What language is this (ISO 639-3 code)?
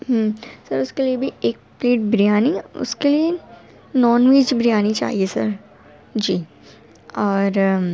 urd